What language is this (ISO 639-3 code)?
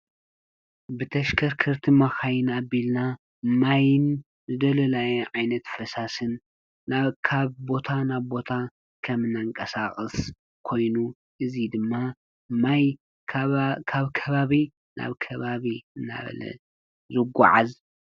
tir